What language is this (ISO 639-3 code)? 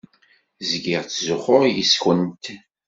kab